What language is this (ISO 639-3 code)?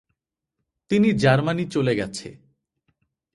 ben